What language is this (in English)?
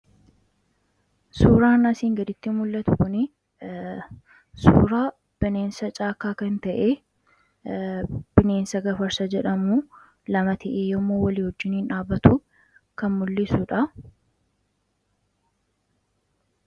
Oromo